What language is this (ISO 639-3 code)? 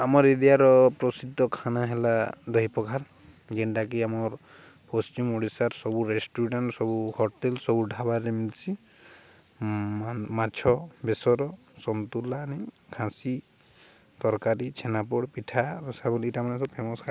ori